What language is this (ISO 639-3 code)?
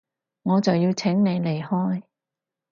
yue